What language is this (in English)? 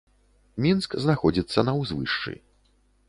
Belarusian